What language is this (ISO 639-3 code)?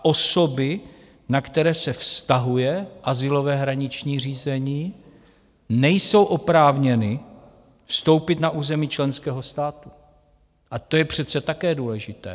ces